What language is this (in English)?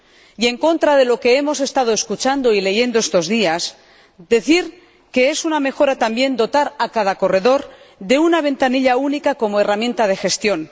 Spanish